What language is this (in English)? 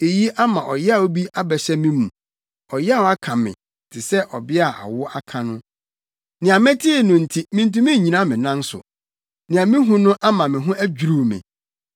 Akan